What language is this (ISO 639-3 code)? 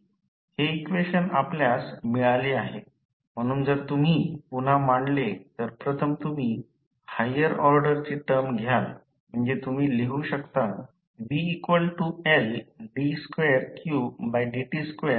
mar